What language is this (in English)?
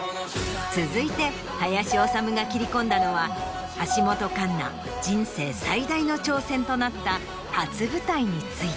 Japanese